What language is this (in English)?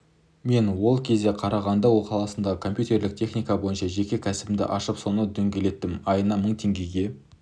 Kazakh